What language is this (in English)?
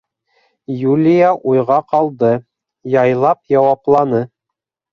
Bashkir